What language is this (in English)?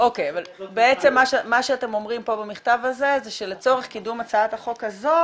Hebrew